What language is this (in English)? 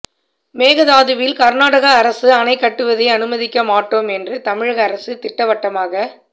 Tamil